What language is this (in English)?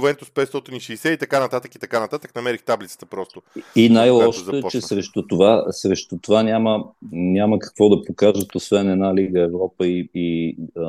Bulgarian